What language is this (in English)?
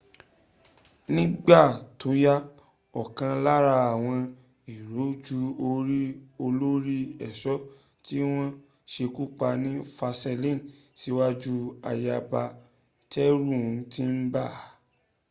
Yoruba